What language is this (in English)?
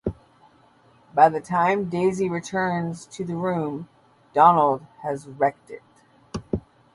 English